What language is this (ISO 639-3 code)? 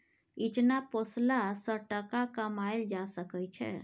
mai